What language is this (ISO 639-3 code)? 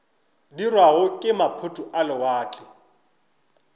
nso